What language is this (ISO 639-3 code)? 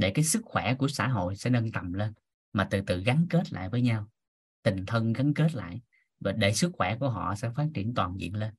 vie